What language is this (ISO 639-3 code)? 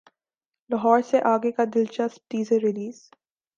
urd